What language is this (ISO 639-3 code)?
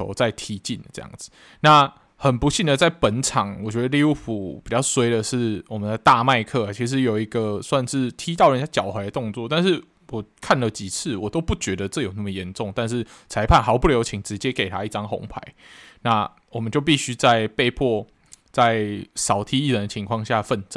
zho